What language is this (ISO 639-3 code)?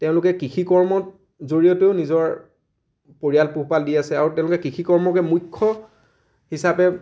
asm